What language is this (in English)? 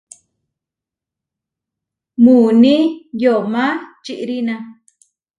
Huarijio